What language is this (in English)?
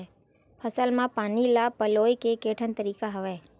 Chhattisgarhi